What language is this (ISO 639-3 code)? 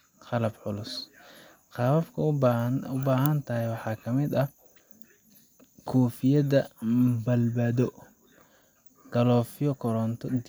som